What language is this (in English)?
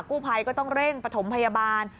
Thai